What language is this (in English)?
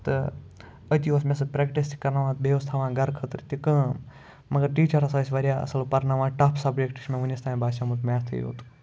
Kashmiri